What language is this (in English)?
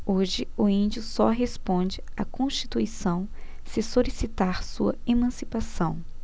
Portuguese